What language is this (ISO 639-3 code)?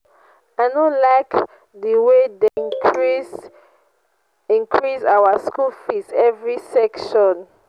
pcm